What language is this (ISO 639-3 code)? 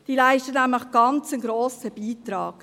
gsw